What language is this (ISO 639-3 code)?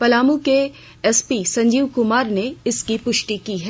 hin